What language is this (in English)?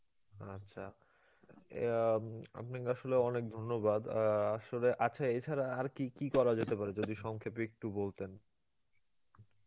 Bangla